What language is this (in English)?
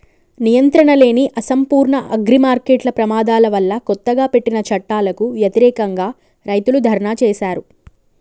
Telugu